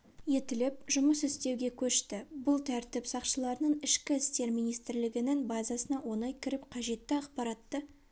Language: Kazakh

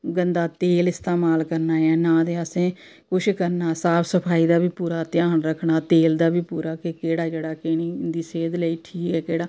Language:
Dogri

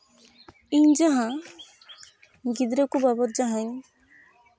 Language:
Santali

